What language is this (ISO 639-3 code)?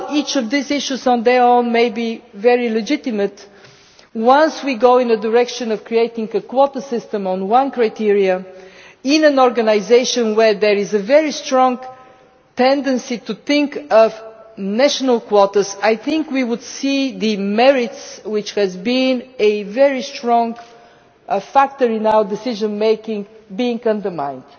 eng